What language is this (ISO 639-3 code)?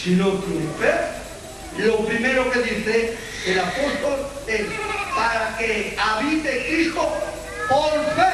spa